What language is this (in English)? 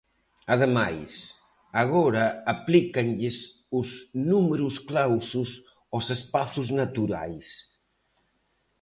Galician